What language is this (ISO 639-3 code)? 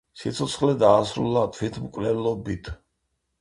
kat